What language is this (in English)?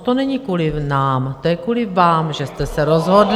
Czech